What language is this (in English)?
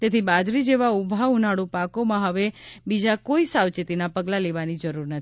Gujarati